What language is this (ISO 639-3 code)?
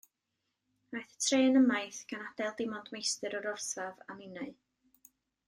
cym